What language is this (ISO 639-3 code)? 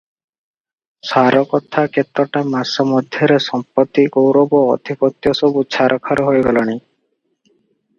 ori